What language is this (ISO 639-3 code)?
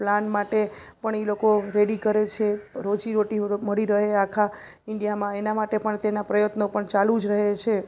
guj